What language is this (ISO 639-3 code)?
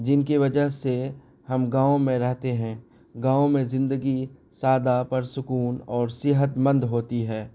urd